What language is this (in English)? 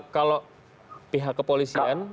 Indonesian